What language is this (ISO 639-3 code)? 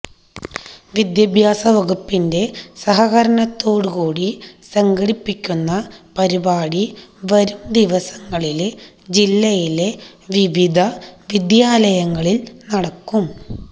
mal